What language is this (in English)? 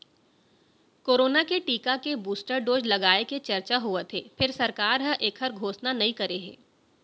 Chhattisgarhi